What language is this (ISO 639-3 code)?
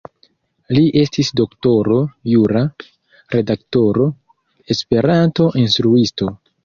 epo